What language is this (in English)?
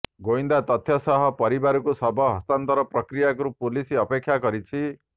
Odia